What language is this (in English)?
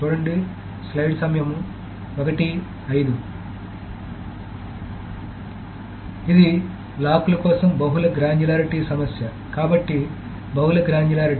Telugu